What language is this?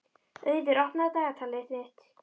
Icelandic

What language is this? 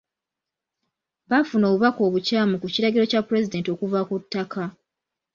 Ganda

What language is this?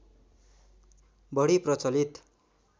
Nepali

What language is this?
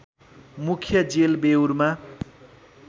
Nepali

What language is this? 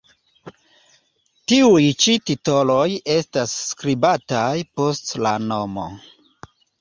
Esperanto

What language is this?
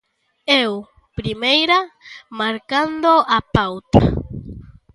Galician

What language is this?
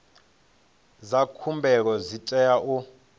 Venda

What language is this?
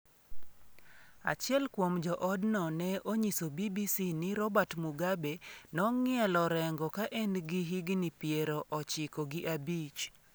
Luo (Kenya and Tanzania)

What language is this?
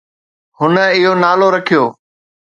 Sindhi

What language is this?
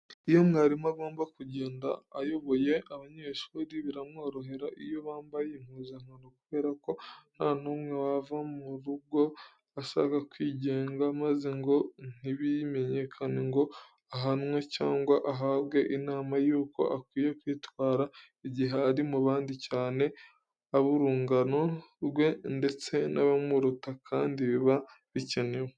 Kinyarwanda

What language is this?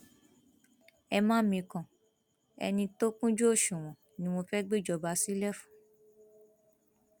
Yoruba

